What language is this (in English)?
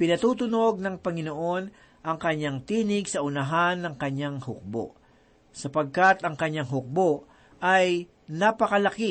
Filipino